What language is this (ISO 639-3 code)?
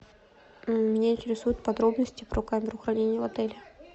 rus